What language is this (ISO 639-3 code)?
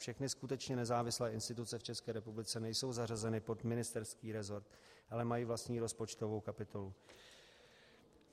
ces